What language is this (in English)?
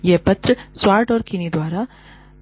Hindi